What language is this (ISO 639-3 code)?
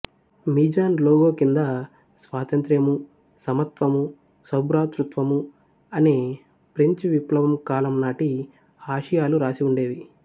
tel